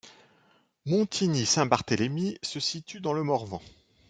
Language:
French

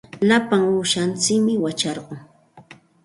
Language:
Santa Ana de Tusi Pasco Quechua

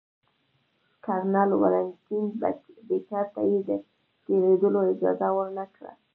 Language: Pashto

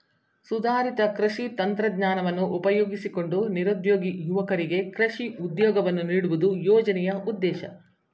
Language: Kannada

